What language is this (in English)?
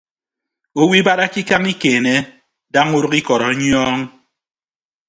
Ibibio